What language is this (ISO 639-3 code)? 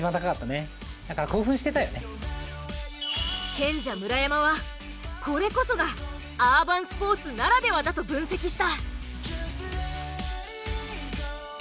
jpn